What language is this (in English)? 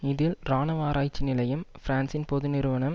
Tamil